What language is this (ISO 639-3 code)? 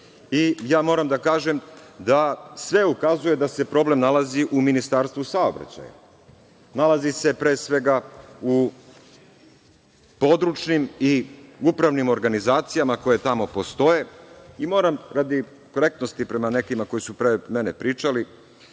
srp